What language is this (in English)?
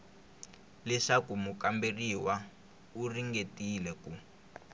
Tsonga